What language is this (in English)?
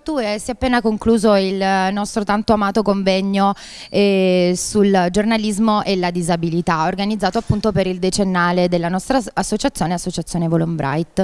Italian